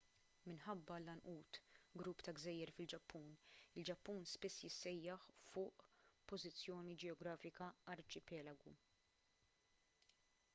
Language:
Maltese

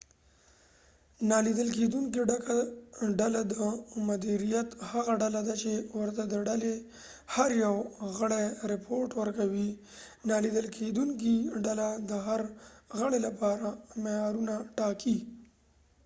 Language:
Pashto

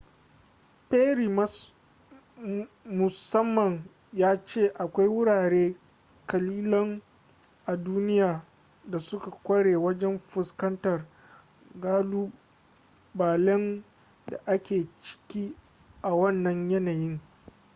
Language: Hausa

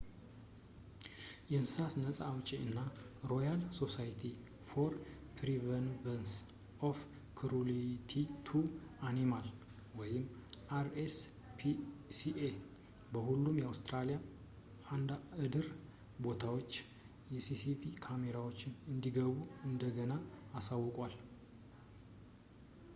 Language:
Amharic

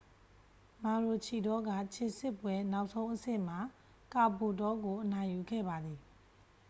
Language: Burmese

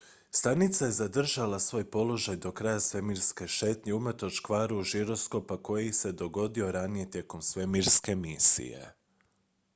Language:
Croatian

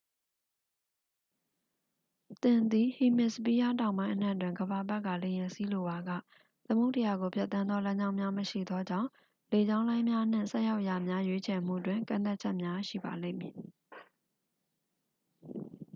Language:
Burmese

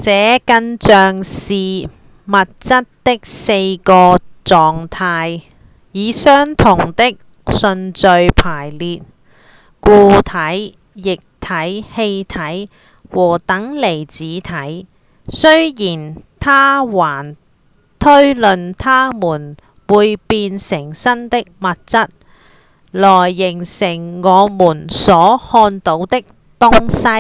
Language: Cantonese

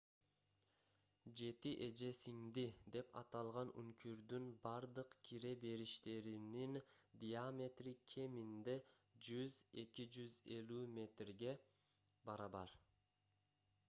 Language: Kyrgyz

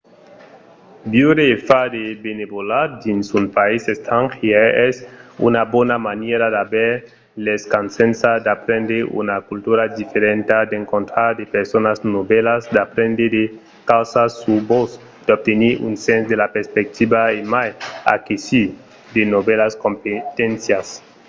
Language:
Occitan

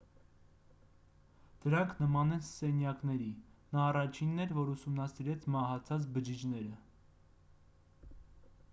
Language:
Armenian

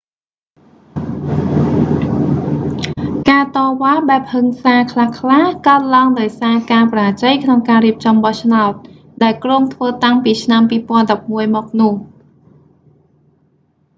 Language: Khmer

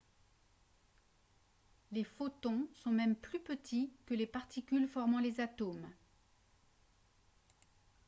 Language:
French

